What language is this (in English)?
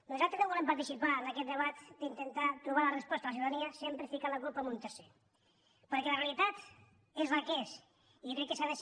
Catalan